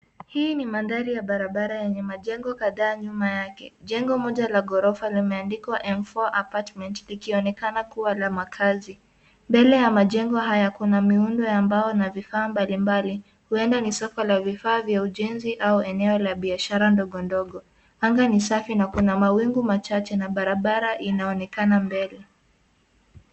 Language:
Swahili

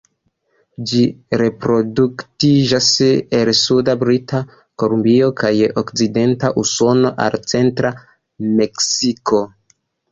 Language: Esperanto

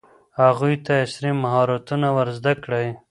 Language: Pashto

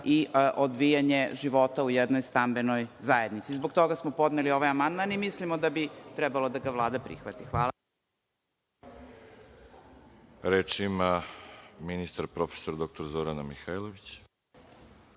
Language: Serbian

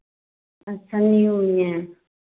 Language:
Hindi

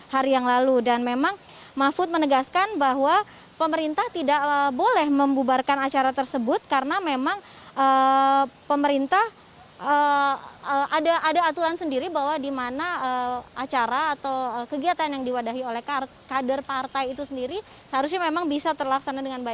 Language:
Indonesian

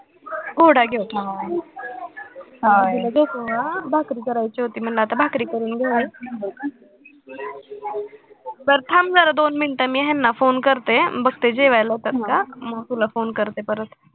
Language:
Marathi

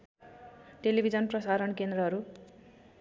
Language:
Nepali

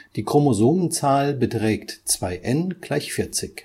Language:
German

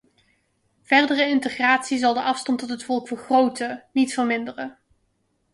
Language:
Dutch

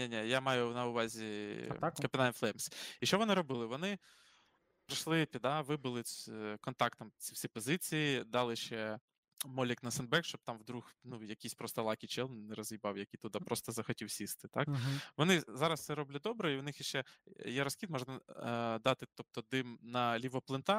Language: Ukrainian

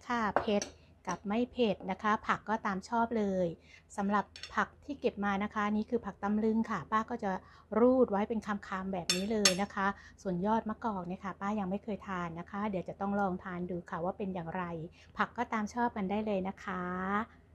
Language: Thai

